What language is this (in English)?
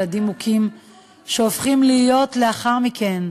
Hebrew